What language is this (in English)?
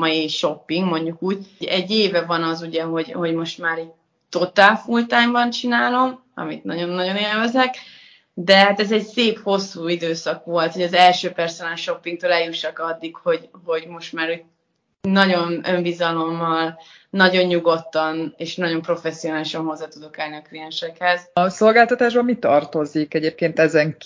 Hungarian